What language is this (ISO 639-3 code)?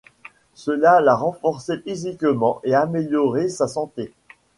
fra